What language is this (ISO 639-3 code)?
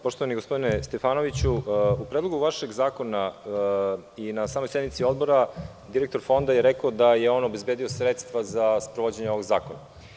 srp